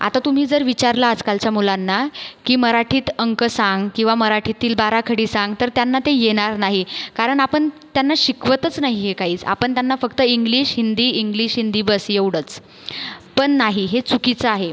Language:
Marathi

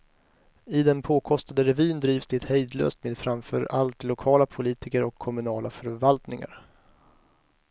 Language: Swedish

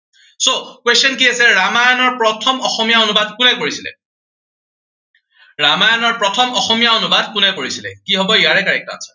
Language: Assamese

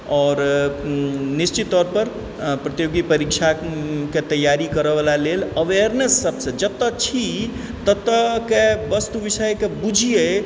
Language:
Maithili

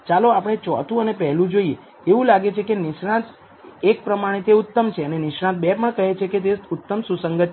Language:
Gujarati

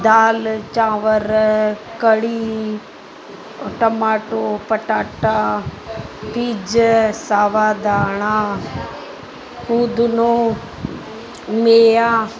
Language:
Sindhi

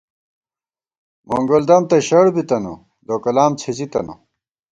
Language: Gawar-Bati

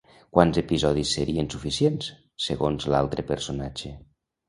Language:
Catalan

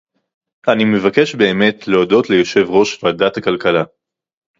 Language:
Hebrew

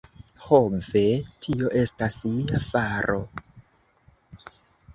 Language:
Esperanto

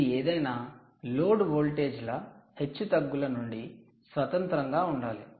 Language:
Telugu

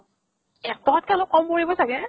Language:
Assamese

